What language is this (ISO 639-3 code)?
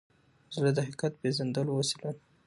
pus